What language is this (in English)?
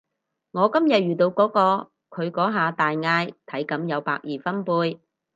Cantonese